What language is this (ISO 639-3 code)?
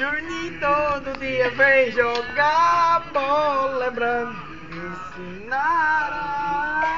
por